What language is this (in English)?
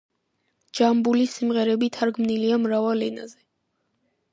Georgian